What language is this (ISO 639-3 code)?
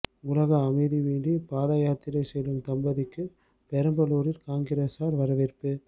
tam